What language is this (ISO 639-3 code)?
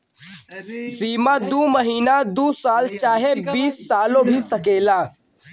bho